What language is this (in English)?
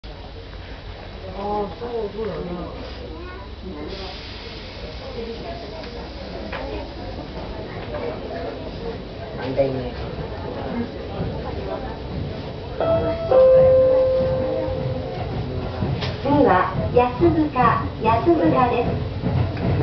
Japanese